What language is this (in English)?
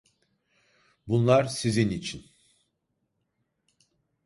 Turkish